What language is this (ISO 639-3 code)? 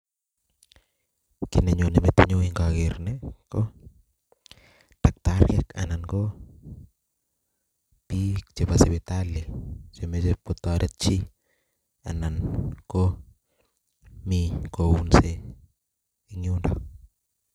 kln